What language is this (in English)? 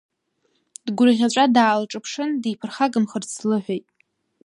Abkhazian